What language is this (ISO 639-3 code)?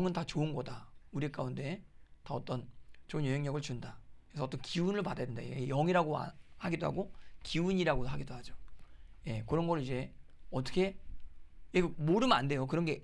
kor